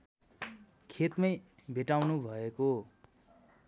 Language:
Nepali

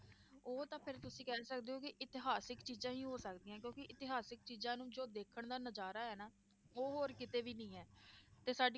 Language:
Punjabi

